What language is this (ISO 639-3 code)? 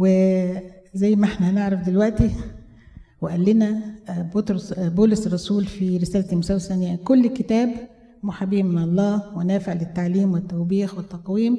ara